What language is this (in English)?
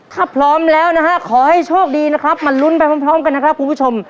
Thai